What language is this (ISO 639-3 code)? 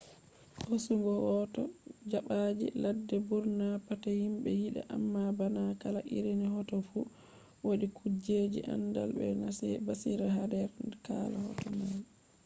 ful